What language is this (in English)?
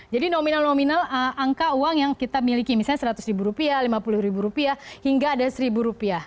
Indonesian